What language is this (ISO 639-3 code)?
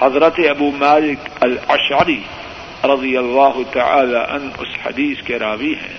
urd